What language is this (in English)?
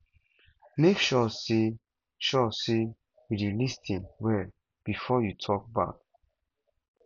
Nigerian Pidgin